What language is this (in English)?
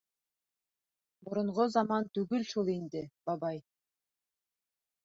Bashkir